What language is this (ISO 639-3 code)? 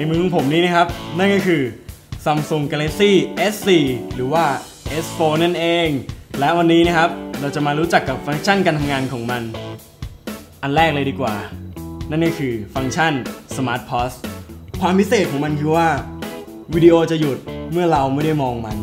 tha